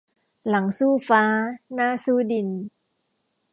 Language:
Thai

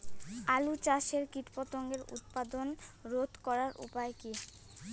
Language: Bangla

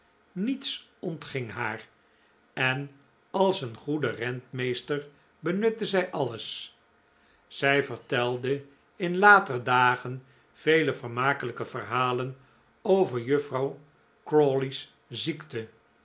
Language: Dutch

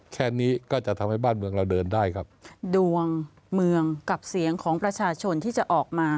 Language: Thai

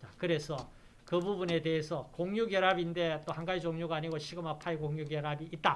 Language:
Korean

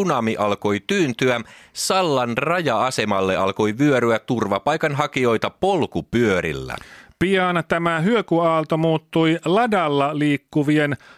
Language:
Finnish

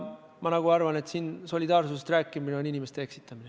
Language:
Estonian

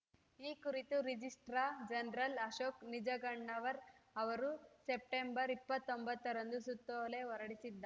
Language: Kannada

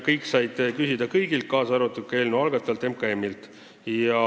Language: Estonian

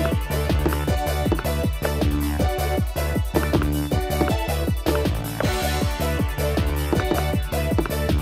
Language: Japanese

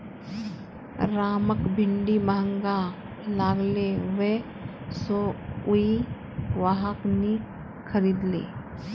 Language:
Magahi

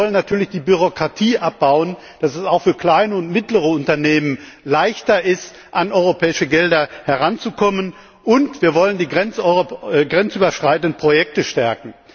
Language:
German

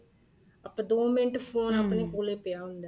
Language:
Punjabi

